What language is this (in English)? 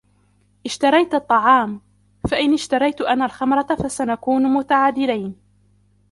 Arabic